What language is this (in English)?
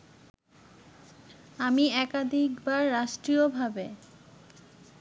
Bangla